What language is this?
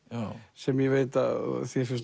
Icelandic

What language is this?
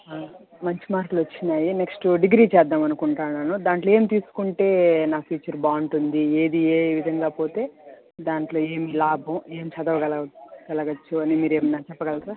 Telugu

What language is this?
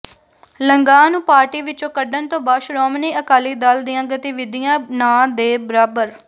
Punjabi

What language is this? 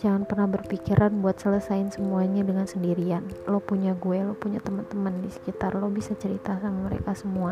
Indonesian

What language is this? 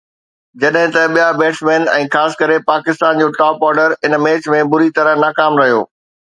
Sindhi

